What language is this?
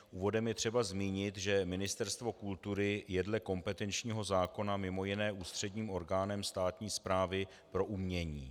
Czech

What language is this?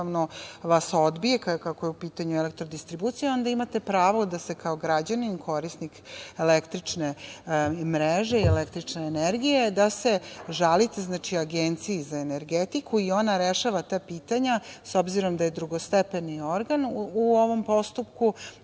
Serbian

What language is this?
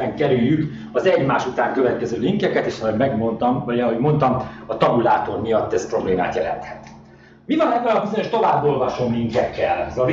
Hungarian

